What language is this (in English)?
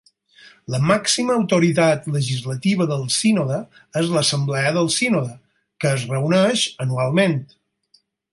Catalan